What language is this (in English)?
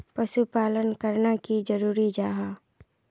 Magahi